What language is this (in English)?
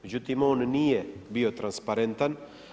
Croatian